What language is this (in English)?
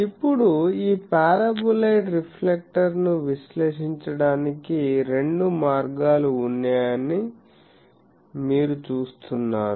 Telugu